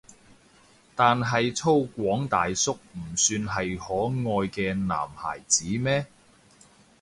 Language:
Cantonese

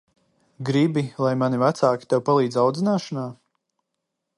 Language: Latvian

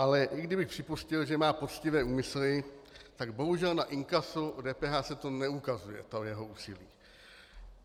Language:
Czech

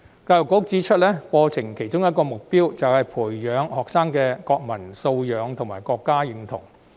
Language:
Cantonese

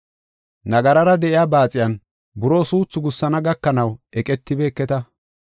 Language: Gofa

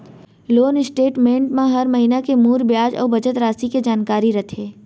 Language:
Chhattisgarhi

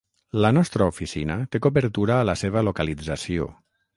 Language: Catalan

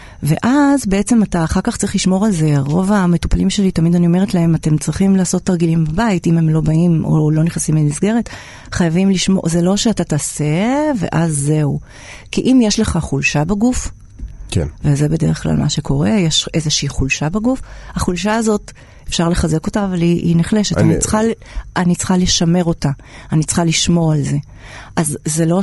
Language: Hebrew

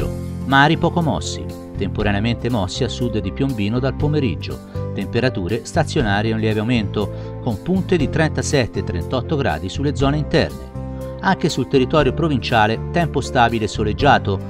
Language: Italian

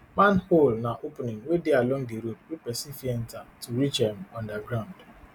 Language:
Nigerian Pidgin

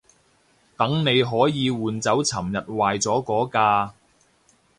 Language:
Cantonese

